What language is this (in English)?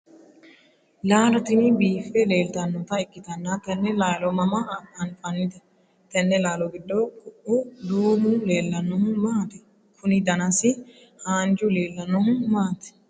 Sidamo